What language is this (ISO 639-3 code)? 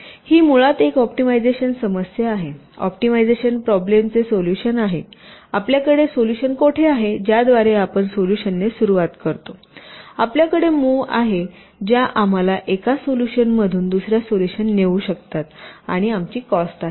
mar